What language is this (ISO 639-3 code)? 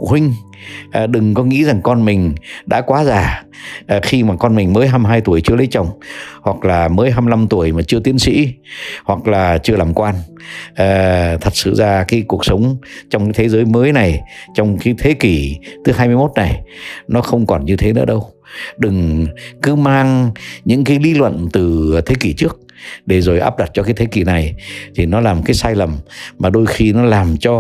vie